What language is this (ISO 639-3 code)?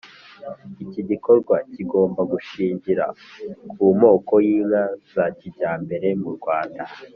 kin